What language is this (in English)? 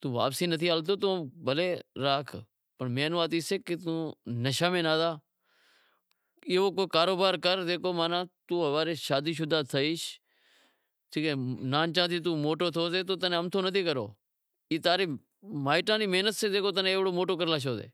Wadiyara Koli